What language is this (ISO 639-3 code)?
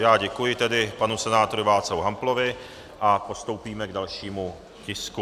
ces